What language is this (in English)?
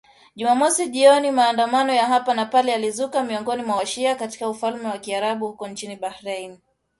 Swahili